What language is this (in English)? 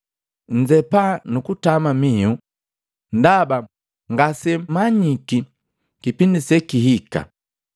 Matengo